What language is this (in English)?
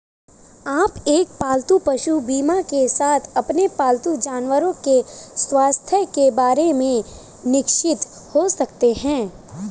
Hindi